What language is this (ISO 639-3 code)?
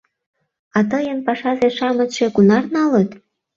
chm